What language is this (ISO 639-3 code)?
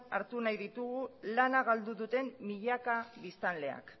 eus